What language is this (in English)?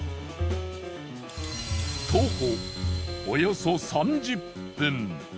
Japanese